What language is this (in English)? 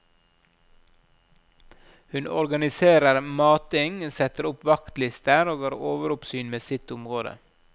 Norwegian